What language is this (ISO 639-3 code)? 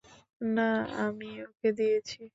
ben